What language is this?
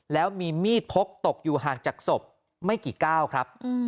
Thai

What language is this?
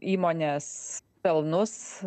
Lithuanian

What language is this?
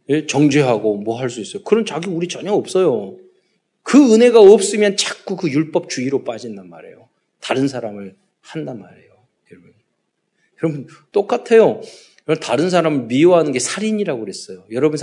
Korean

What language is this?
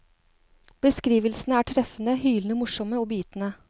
Norwegian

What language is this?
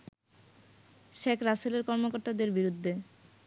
Bangla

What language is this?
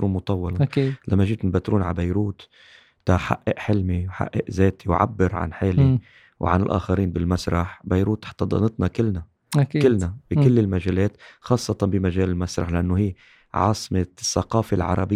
Arabic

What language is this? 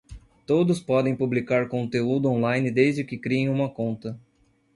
Portuguese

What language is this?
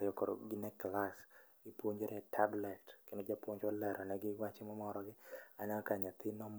Luo (Kenya and Tanzania)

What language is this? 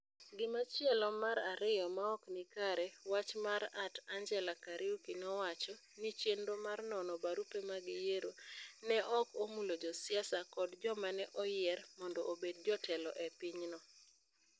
Luo (Kenya and Tanzania)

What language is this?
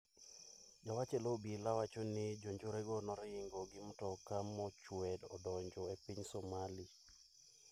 Luo (Kenya and Tanzania)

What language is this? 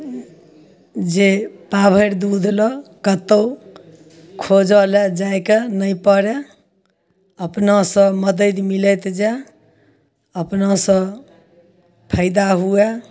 Maithili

